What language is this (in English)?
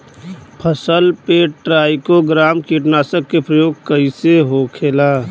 Bhojpuri